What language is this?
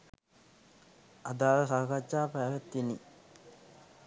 Sinhala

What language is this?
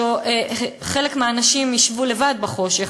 Hebrew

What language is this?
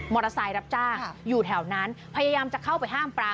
Thai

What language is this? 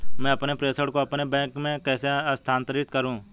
Hindi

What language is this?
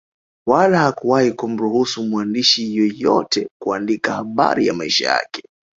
Swahili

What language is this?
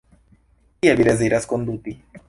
Esperanto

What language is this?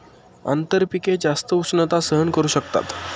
Marathi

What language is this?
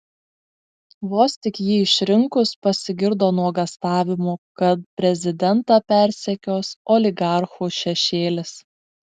Lithuanian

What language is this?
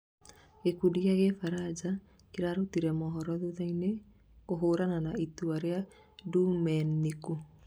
Kikuyu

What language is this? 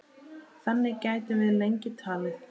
Icelandic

